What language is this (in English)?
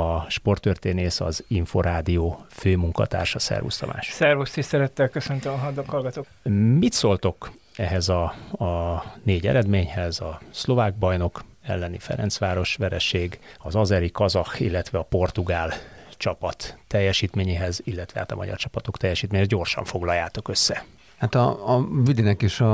Hungarian